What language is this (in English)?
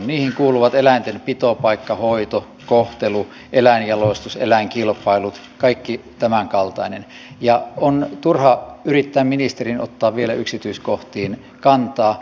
Finnish